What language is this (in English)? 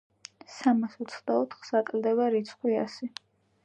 Georgian